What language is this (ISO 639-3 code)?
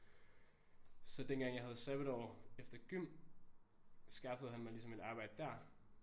dan